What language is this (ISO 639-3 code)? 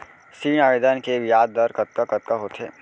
hne